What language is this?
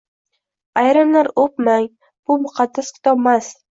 Uzbek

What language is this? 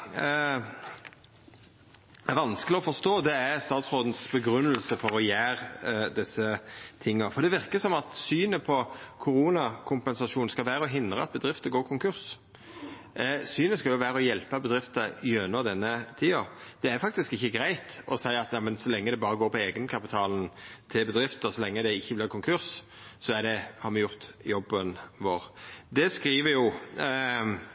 Norwegian Nynorsk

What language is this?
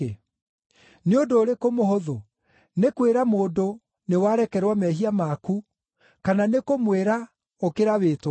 Kikuyu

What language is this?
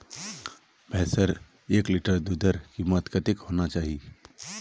Magahi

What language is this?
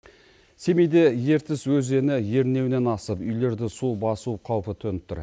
Kazakh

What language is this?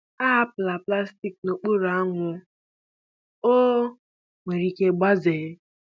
Igbo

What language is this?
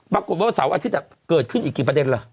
Thai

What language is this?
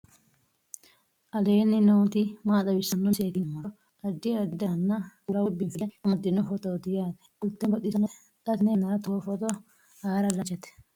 Sidamo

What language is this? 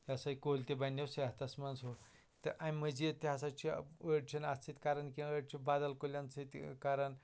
Kashmiri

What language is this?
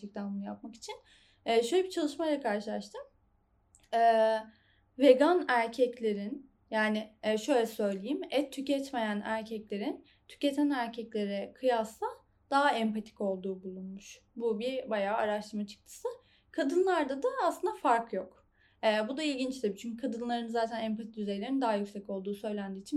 Turkish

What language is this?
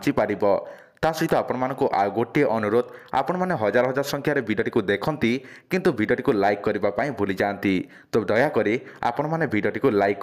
Indonesian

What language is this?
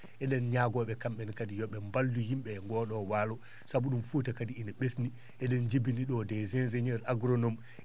Fula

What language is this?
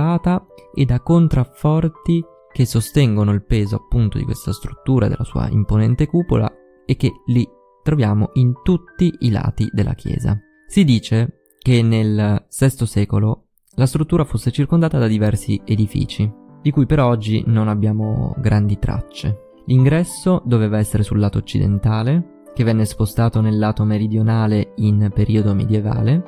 Italian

